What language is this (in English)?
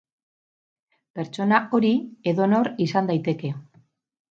Basque